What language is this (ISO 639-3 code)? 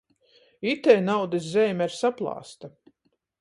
ltg